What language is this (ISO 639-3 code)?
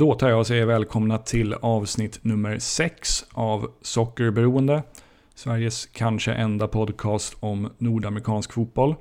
swe